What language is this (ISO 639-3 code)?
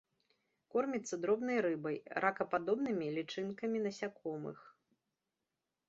bel